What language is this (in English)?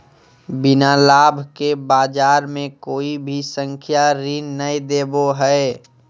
Magahi